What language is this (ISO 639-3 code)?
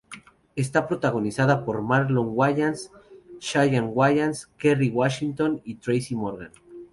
spa